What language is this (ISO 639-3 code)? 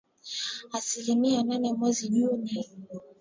swa